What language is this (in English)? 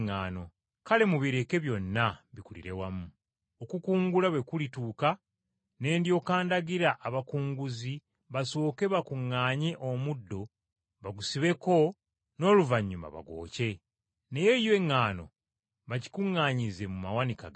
Ganda